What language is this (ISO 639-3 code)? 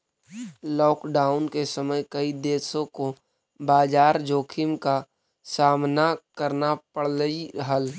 mag